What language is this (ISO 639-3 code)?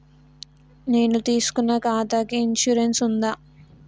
tel